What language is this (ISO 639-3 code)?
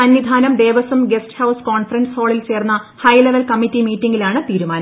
mal